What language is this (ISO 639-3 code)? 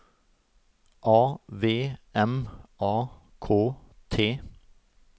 nor